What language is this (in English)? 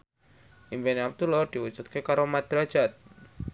Javanese